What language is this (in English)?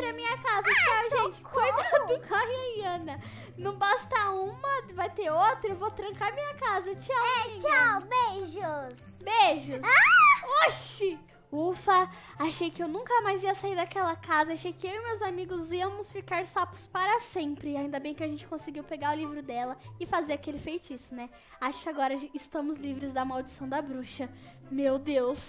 Portuguese